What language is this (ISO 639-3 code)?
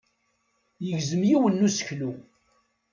kab